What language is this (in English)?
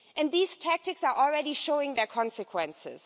English